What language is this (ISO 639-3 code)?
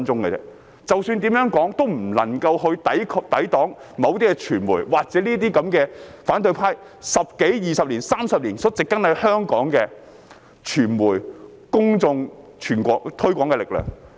yue